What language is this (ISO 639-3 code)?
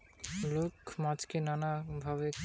ben